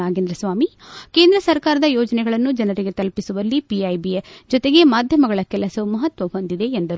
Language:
Kannada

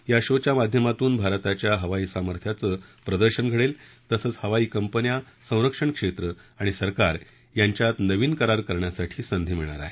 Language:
Marathi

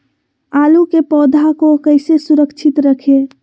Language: Magahi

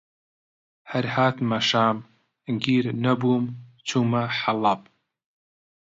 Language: Central Kurdish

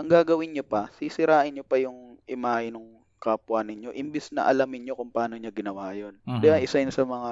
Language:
Filipino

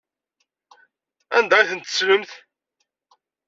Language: Kabyle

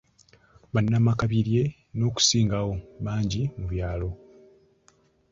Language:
Ganda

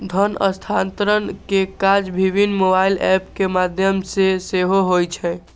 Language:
Maithili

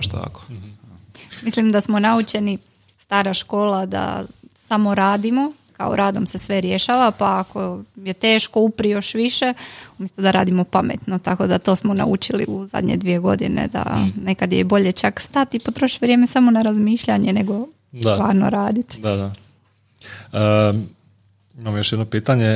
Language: Croatian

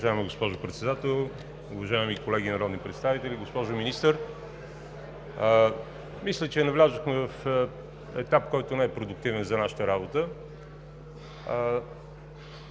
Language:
Bulgarian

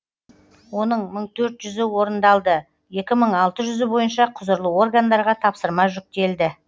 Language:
Kazakh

